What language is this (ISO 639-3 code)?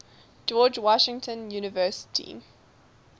eng